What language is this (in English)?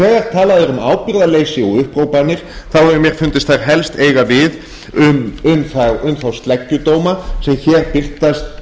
Icelandic